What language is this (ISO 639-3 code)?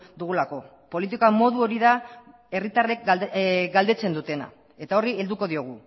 eus